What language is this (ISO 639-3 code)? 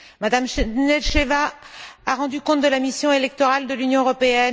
fra